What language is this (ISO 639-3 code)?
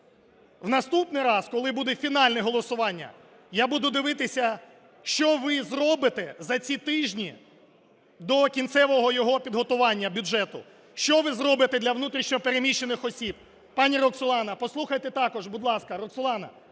ukr